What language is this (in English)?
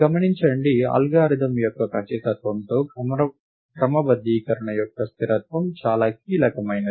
Telugu